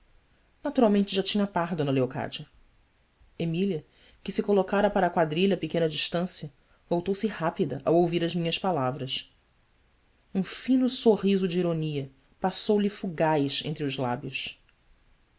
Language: Portuguese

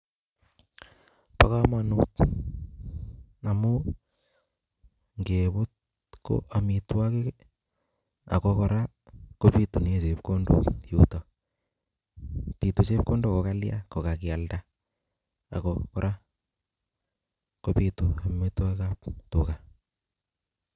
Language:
Kalenjin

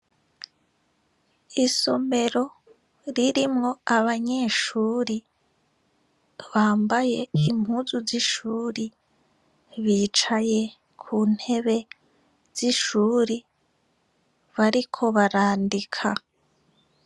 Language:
Rundi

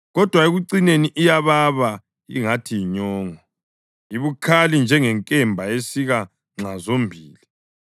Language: North Ndebele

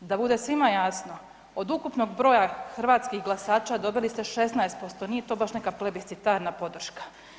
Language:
Croatian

